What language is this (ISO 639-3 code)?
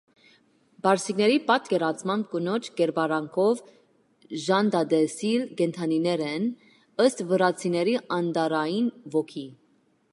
hye